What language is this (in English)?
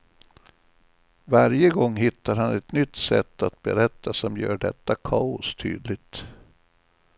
Swedish